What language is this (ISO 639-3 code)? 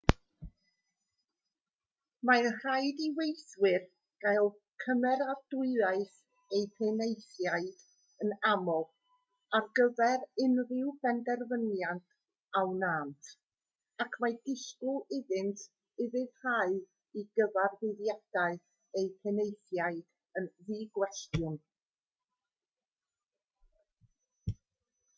cym